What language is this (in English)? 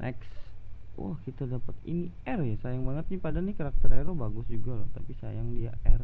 Indonesian